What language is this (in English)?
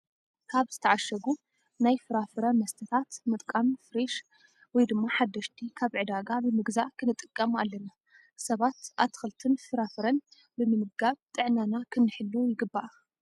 Tigrinya